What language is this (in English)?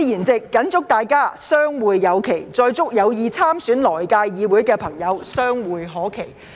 Cantonese